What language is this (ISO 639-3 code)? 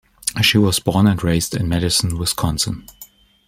eng